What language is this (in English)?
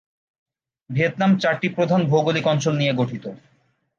Bangla